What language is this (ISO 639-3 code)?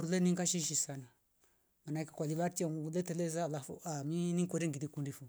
rof